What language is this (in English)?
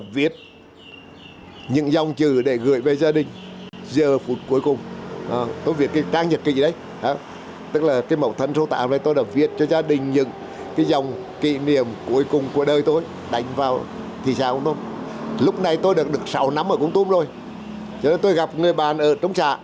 Vietnamese